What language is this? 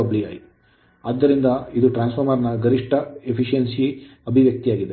Kannada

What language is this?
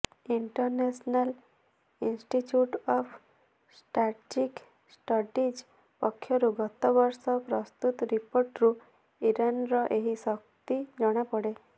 Odia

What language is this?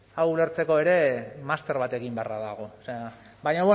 Basque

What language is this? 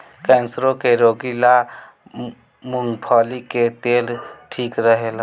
Bhojpuri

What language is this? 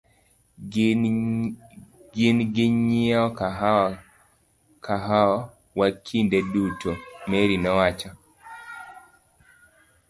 Luo (Kenya and Tanzania)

